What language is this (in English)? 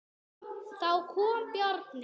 Icelandic